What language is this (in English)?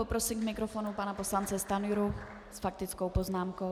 Czech